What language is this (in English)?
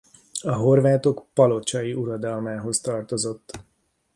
Hungarian